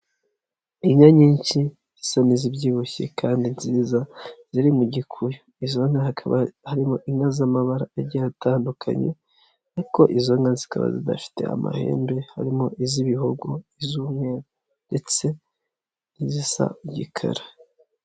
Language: Kinyarwanda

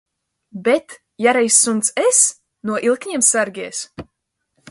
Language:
Latvian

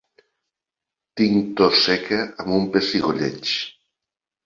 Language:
Catalan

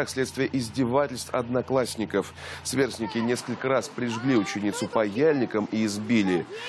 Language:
Russian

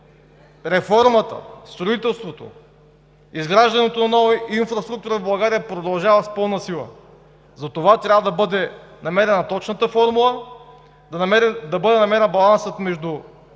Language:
Bulgarian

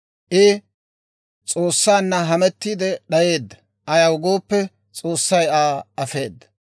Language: Dawro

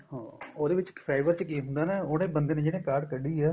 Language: Punjabi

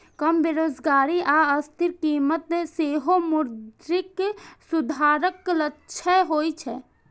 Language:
Maithili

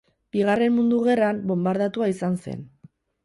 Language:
Basque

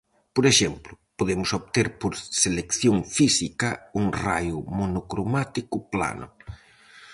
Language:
Galician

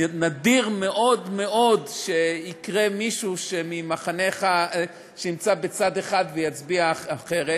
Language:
Hebrew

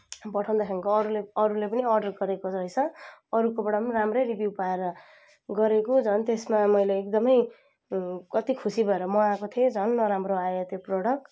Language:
Nepali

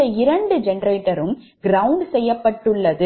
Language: Tamil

